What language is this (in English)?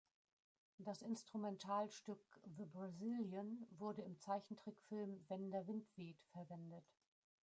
German